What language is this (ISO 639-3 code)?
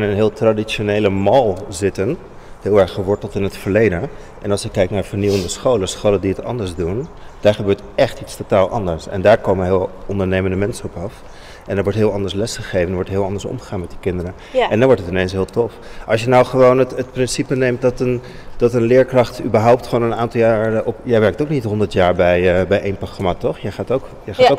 nld